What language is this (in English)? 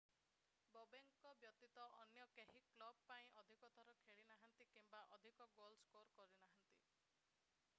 Odia